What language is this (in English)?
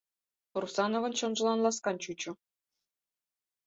Mari